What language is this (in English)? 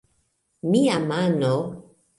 Esperanto